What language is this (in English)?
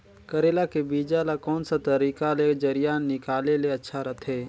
Chhattisgarhi